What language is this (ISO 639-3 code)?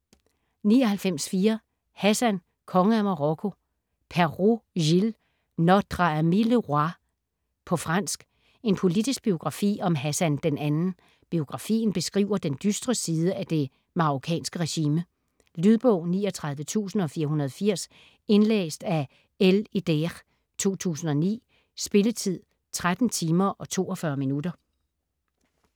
dan